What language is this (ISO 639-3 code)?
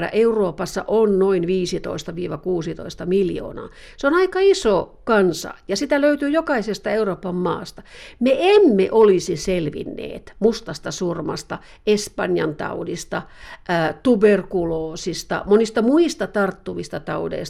fin